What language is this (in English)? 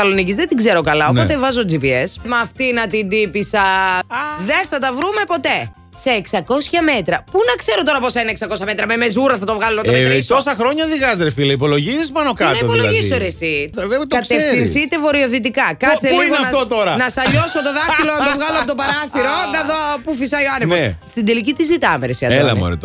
Greek